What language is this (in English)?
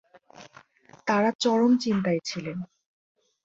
Bangla